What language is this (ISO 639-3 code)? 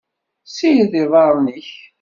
kab